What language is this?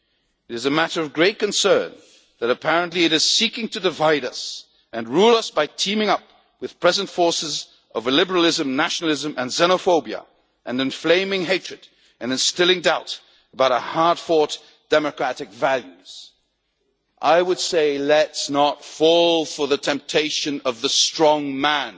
English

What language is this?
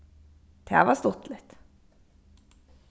Faroese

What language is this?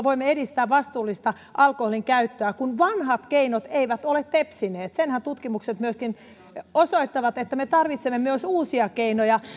Finnish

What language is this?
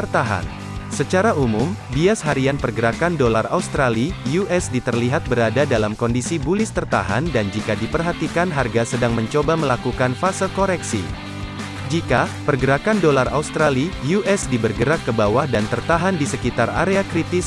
Indonesian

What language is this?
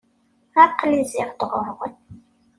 Kabyle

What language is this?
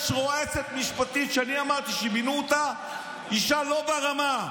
Hebrew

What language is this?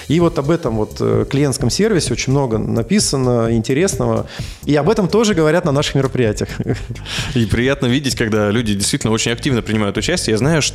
Russian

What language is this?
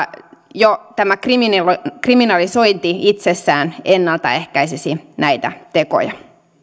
Finnish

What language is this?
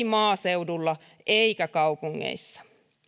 Finnish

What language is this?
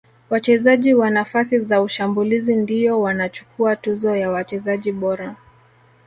Swahili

